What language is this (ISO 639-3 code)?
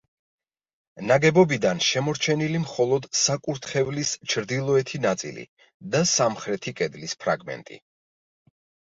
kat